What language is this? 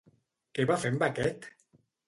Catalan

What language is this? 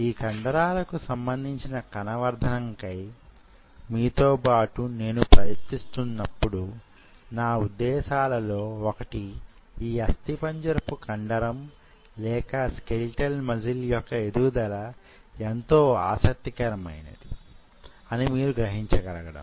Telugu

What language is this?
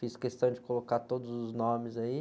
Portuguese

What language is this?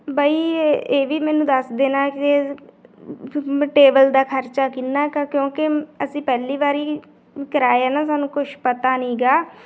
Punjabi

